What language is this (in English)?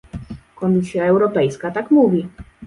Polish